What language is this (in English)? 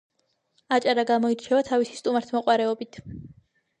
Georgian